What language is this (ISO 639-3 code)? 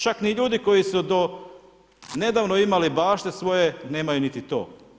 hrv